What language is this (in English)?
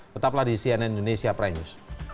Indonesian